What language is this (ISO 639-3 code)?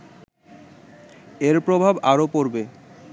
ben